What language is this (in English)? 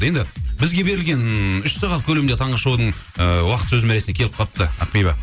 Kazakh